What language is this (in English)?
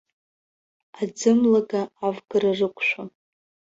Abkhazian